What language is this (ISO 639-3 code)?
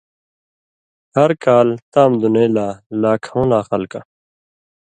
mvy